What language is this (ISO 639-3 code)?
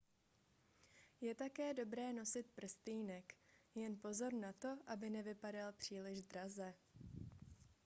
ces